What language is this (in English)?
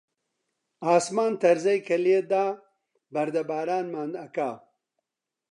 Central Kurdish